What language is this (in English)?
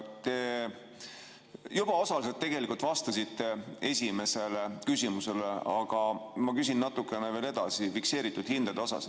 Estonian